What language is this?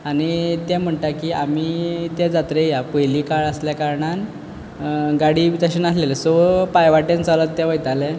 Konkani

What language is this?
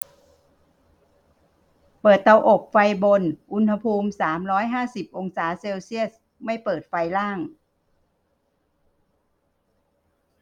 Thai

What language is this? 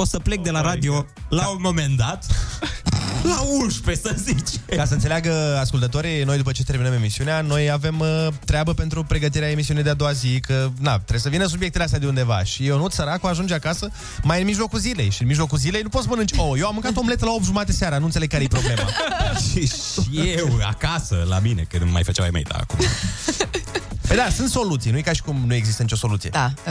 Romanian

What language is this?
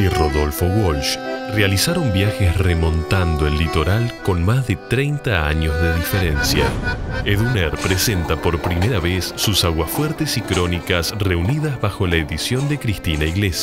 Spanish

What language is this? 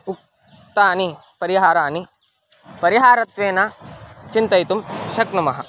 Sanskrit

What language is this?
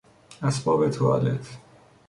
Persian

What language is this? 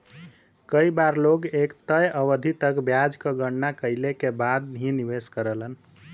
Bhojpuri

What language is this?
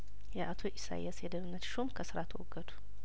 Amharic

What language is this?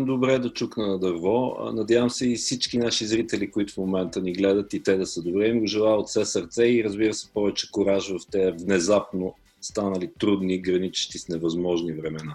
Bulgarian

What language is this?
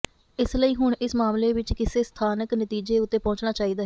Punjabi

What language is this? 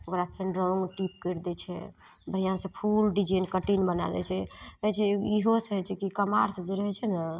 Maithili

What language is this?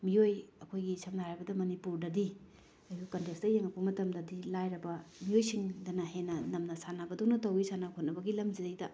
Manipuri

